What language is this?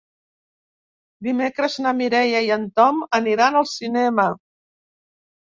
Catalan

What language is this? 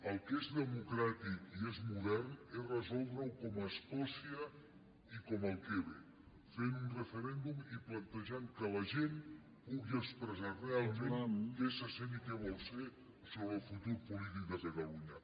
Catalan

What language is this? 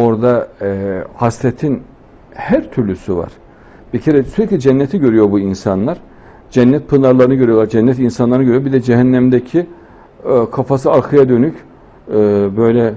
Turkish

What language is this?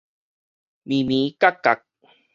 Min Nan Chinese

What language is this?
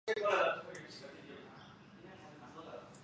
Chinese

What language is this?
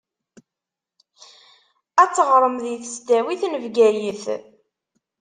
Kabyle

